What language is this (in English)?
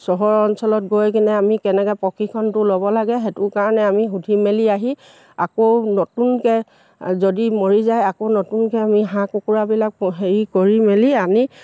Assamese